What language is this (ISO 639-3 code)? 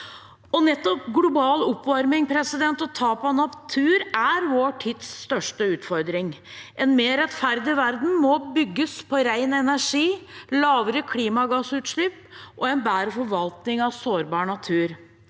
nor